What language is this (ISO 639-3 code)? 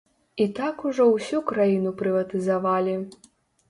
bel